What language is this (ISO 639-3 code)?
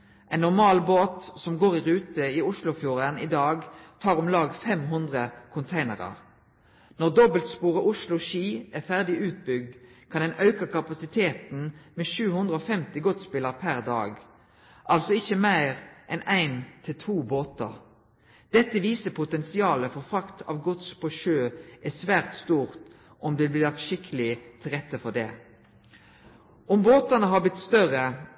nno